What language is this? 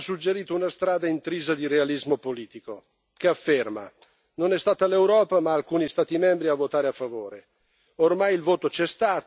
Italian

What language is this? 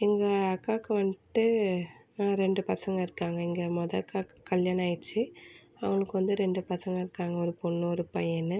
Tamil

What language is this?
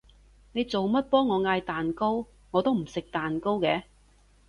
Cantonese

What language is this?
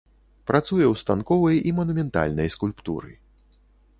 Belarusian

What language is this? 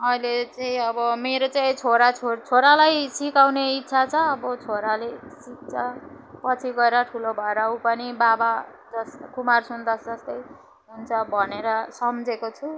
Nepali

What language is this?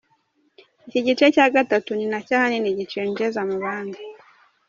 Kinyarwanda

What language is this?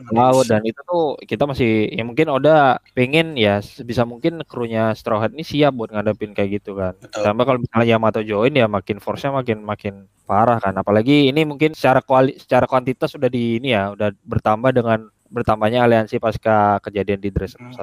Indonesian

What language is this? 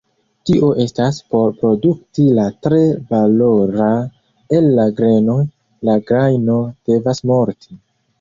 Esperanto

